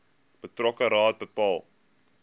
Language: Afrikaans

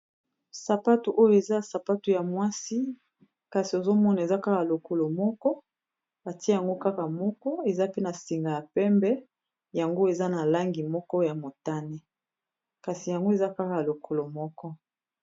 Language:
Lingala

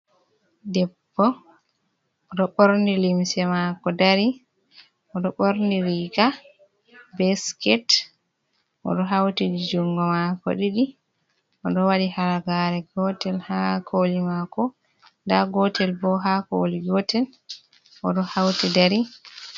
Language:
Fula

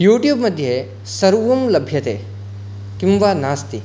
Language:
Sanskrit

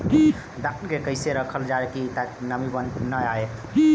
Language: Bhojpuri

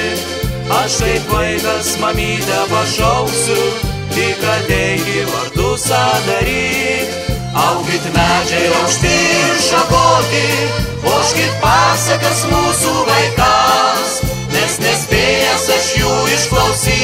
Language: Romanian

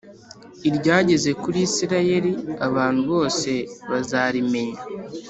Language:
Kinyarwanda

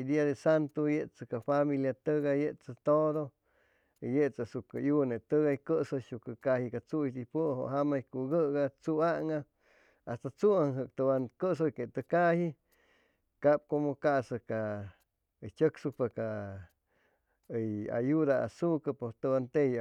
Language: Chimalapa Zoque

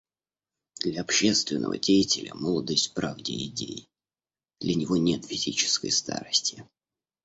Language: Russian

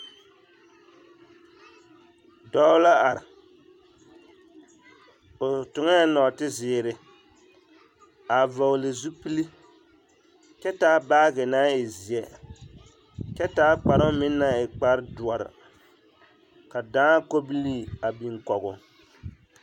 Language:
Southern Dagaare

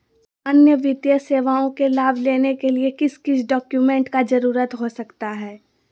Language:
Magahi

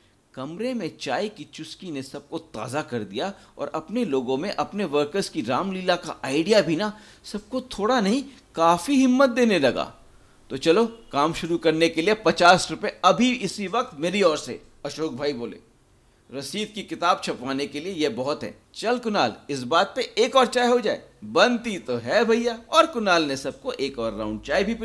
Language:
Hindi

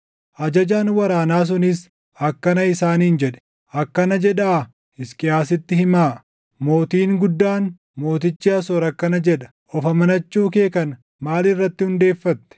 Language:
Oromo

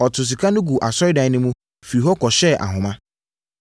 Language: Akan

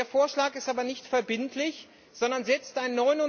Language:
German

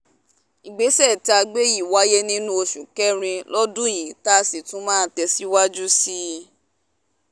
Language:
Yoruba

